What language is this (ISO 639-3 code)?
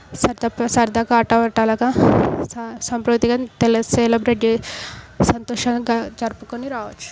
tel